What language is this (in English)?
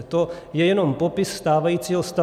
Czech